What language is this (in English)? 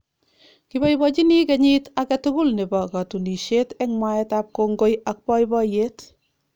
Kalenjin